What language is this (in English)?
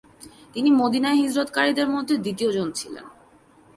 Bangla